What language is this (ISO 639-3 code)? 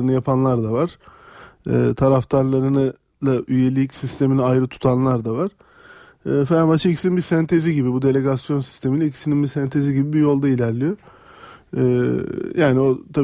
tur